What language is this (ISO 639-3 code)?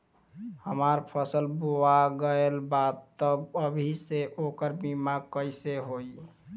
bho